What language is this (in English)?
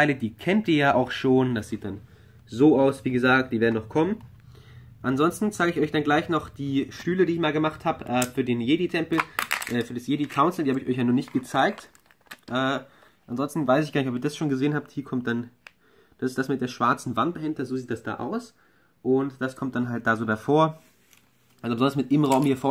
German